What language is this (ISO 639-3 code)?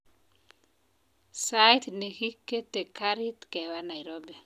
kln